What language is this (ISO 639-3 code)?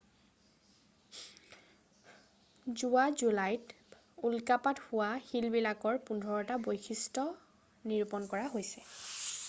asm